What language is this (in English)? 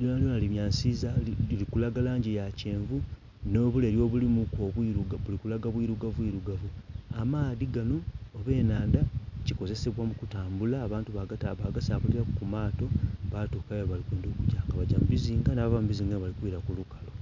Soga